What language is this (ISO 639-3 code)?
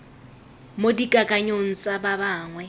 tsn